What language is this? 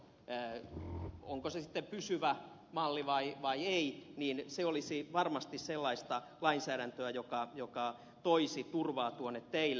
Finnish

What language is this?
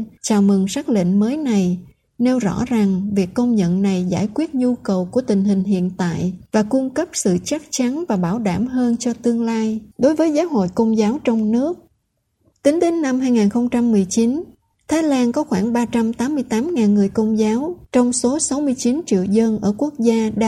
Vietnamese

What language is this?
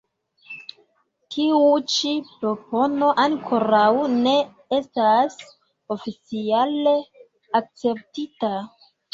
Esperanto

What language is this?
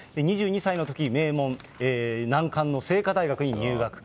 Japanese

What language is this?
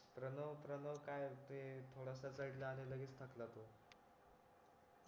Marathi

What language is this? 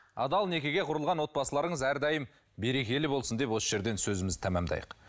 Kazakh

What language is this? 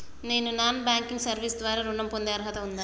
Telugu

